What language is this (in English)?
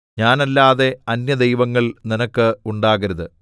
Malayalam